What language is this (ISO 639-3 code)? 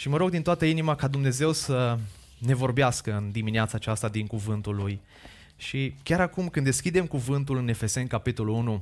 ron